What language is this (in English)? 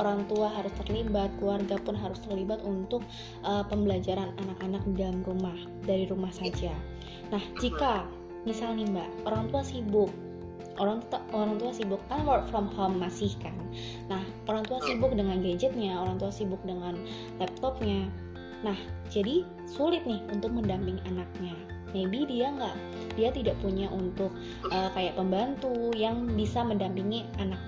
Indonesian